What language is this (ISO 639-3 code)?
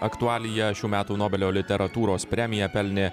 lit